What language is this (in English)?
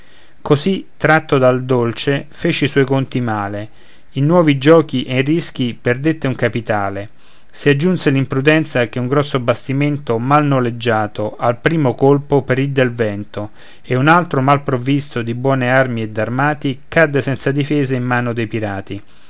Italian